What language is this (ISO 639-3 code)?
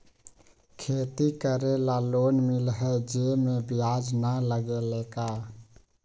mag